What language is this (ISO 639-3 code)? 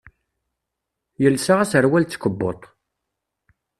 kab